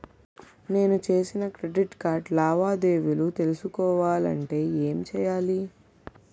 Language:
Telugu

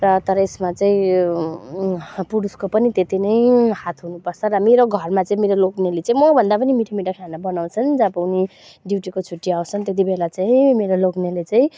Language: Nepali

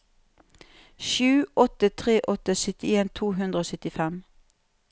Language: Norwegian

